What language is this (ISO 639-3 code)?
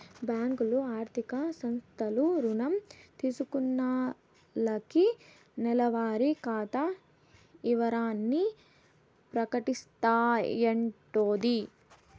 tel